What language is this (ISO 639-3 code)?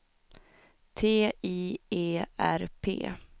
swe